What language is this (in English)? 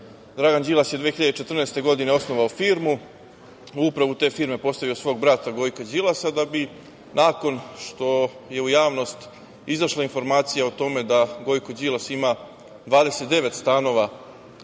Serbian